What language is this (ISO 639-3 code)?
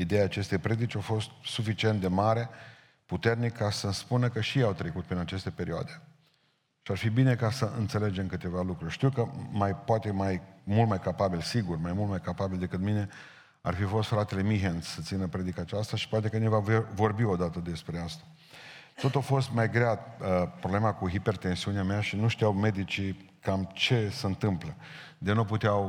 ron